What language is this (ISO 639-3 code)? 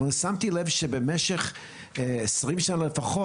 heb